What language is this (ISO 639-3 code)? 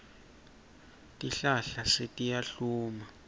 ssw